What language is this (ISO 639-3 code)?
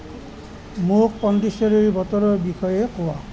asm